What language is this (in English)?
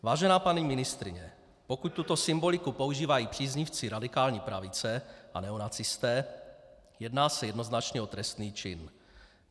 Czech